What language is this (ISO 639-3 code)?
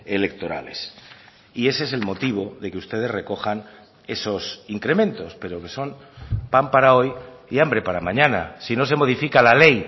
spa